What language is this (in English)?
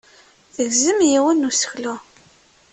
Kabyle